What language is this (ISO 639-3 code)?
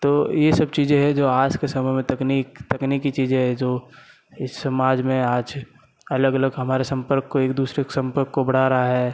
hin